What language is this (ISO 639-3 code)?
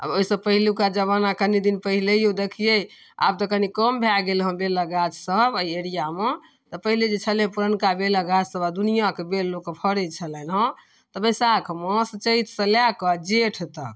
mai